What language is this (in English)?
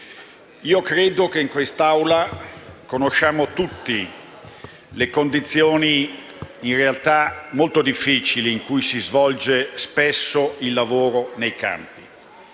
Italian